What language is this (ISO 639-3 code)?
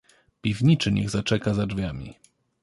pol